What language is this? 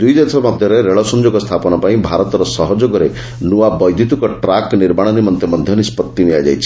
Odia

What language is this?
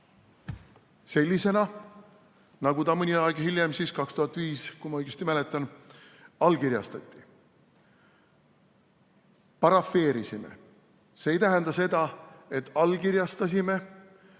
Estonian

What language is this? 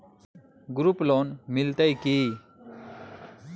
Maithili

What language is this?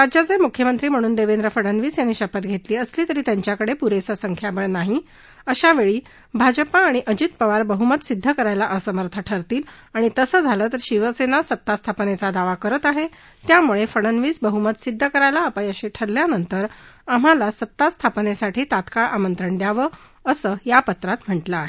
Marathi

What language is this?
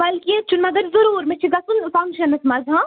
Kashmiri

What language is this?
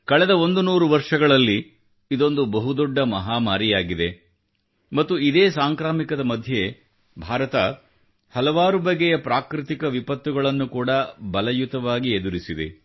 Kannada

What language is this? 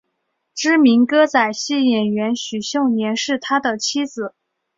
Chinese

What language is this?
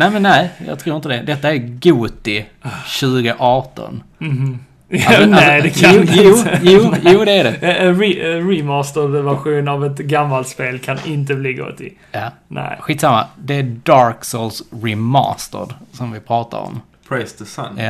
Swedish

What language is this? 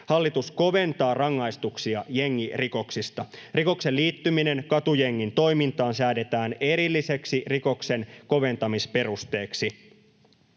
Finnish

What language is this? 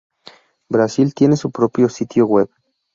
Spanish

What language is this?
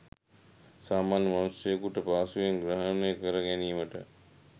Sinhala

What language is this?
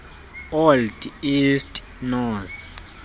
Xhosa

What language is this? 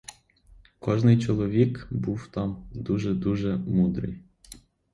Ukrainian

